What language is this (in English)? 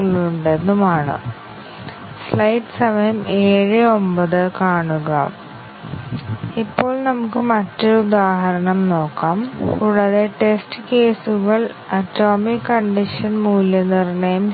Malayalam